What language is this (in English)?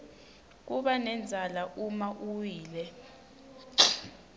Swati